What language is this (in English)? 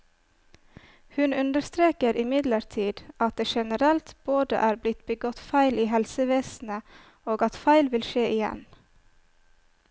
Norwegian